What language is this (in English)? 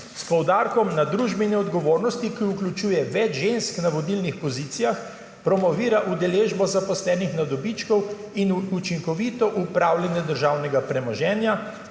Slovenian